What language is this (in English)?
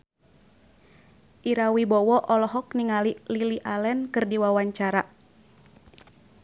Sundanese